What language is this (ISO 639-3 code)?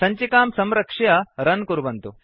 san